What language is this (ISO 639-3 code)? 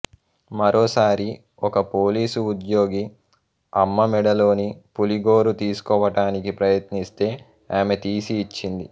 tel